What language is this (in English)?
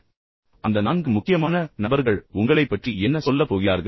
Tamil